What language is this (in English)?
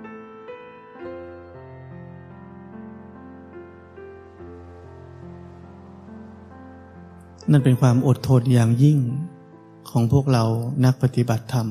Thai